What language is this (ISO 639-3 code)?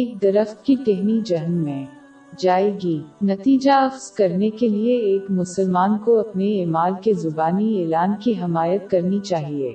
urd